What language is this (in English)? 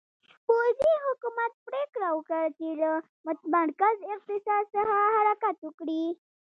Pashto